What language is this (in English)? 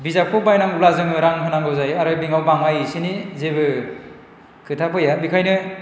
Bodo